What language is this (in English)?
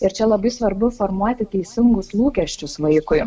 Lithuanian